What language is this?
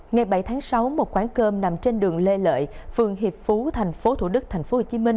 Vietnamese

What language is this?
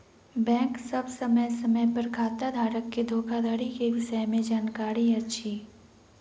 Maithili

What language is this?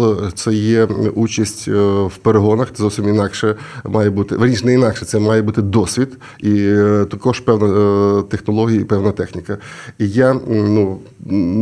Ukrainian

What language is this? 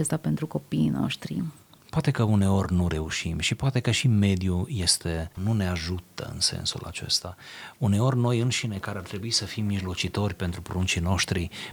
Romanian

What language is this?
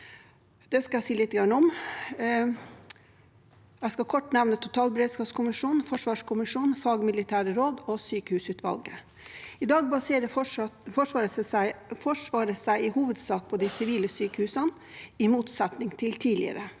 Norwegian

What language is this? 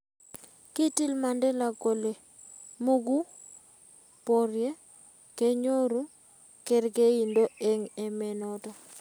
Kalenjin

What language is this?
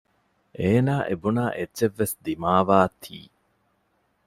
Divehi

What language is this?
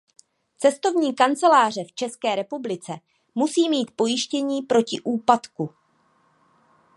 Czech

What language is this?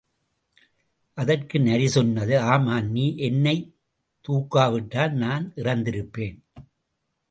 Tamil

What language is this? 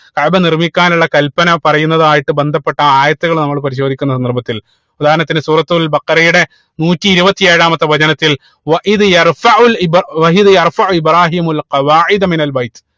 Malayalam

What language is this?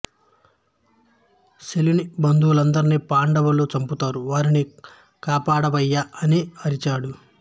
Telugu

